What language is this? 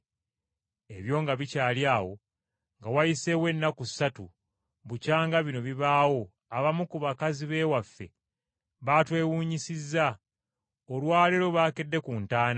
Ganda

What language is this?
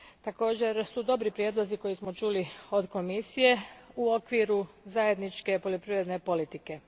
Croatian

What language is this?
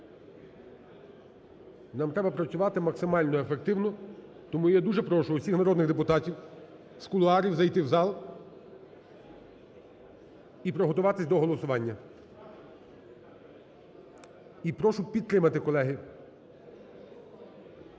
Ukrainian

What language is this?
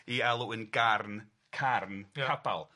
Welsh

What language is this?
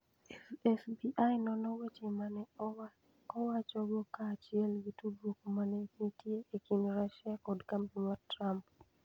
Luo (Kenya and Tanzania)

